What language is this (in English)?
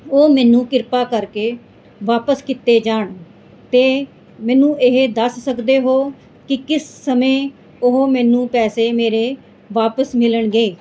Punjabi